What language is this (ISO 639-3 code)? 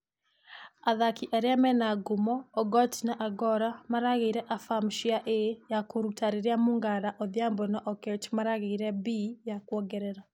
kik